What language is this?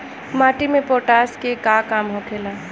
Bhojpuri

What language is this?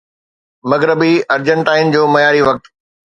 Sindhi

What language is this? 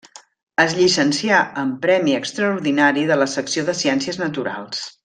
Catalan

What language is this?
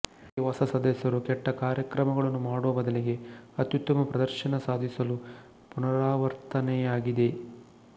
Kannada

